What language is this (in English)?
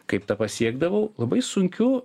Lithuanian